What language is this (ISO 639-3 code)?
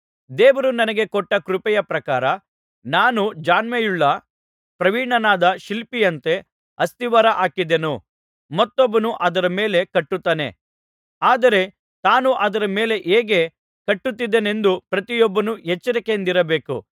kan